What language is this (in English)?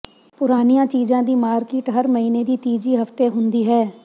Punjabi